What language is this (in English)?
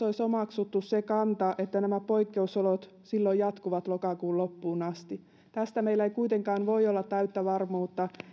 Finnish